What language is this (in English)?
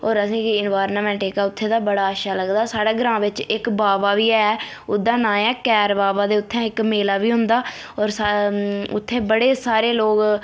Dogri